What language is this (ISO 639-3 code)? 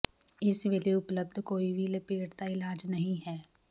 pan